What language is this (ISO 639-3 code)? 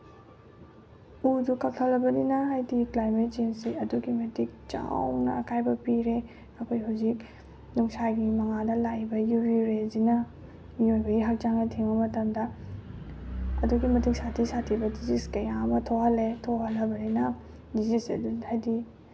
mni